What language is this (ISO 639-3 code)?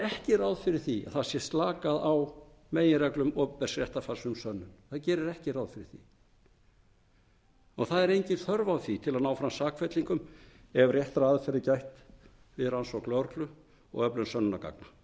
isl